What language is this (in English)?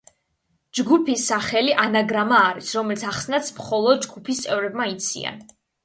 Georgian